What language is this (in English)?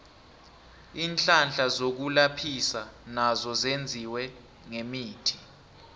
South Ndebele